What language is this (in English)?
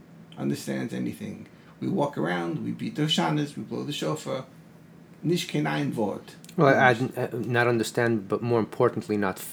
English